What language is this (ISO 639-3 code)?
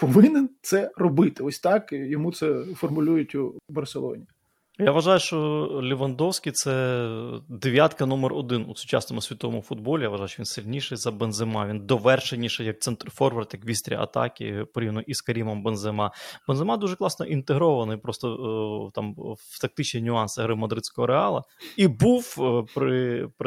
ukr